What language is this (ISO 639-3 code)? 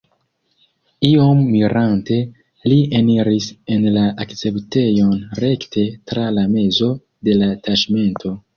epo